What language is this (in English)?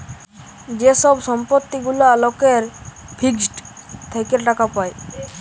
Bangla